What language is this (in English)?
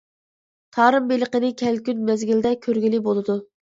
Uyghur